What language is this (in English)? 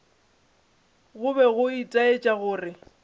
Northern Sotho